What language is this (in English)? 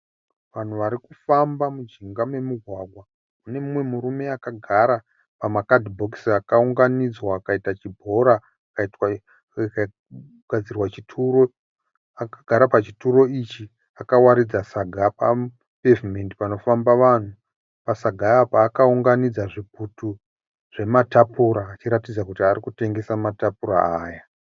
Shona